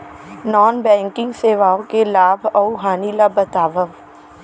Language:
Chhattisgarhi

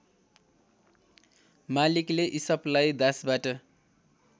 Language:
Nepali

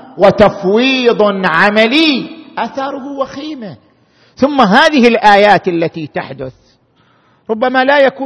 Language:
Arabic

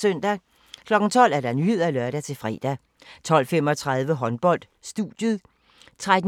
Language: Danish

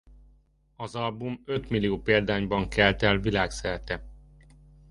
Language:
Hungarian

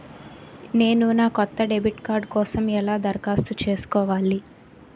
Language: Telugu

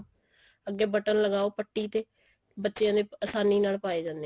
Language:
Punjabi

